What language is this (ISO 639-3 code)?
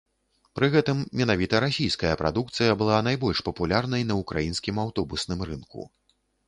bel